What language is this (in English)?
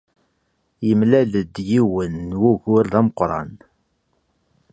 Kabyle